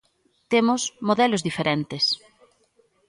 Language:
Galician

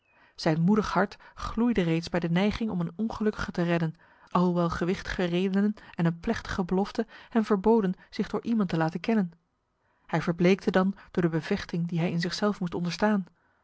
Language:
Dutch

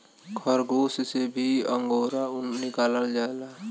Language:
Bhojpuri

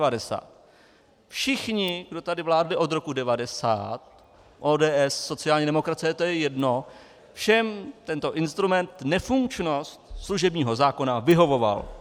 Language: Czech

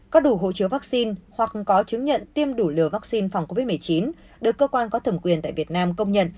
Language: Vietnamese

